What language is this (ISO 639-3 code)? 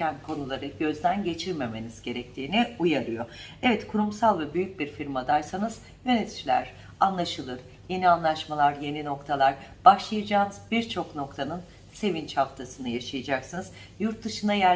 tur